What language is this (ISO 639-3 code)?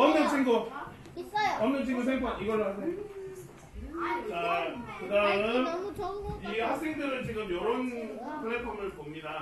kor